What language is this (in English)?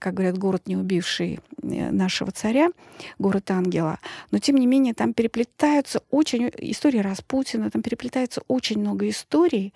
Russian